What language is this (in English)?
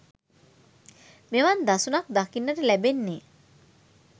Sinhala